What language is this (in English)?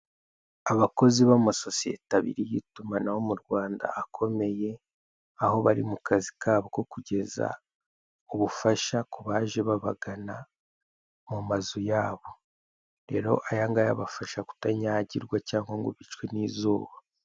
Kinyarwanda